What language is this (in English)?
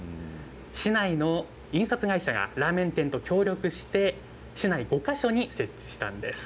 Japanese